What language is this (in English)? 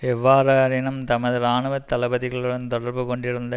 Tamil